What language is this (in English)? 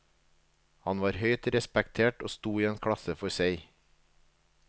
Norwegian